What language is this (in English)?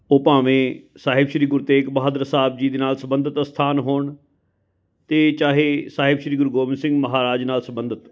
Punjabi